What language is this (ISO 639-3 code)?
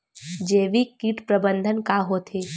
hne